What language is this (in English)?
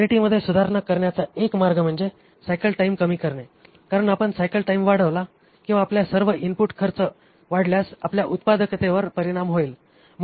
Marathi